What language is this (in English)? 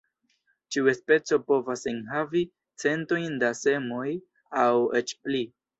Esperanto